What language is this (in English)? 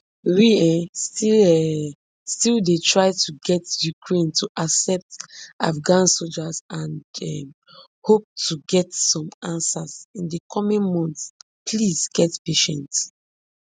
Nigerian Pidgin